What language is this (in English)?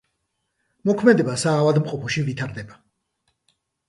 Georgian